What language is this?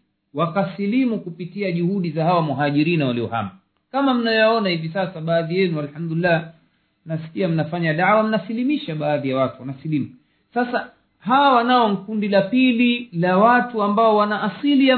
Swahili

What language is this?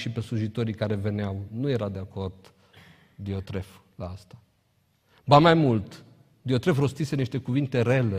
Romanian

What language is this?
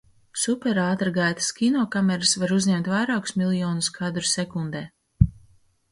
Latvian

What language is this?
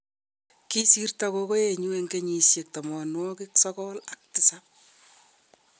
Kalenjin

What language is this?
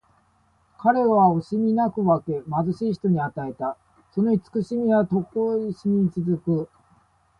Japanese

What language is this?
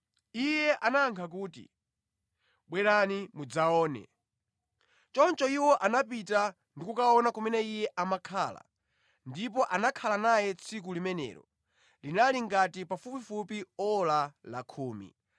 Nyanja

